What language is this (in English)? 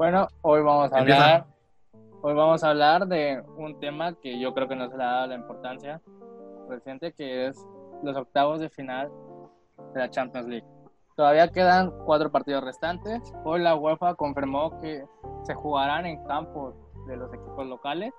Spanish